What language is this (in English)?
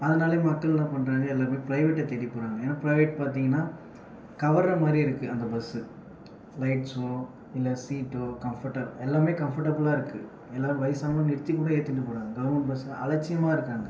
Tamil